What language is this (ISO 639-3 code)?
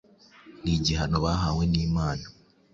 kin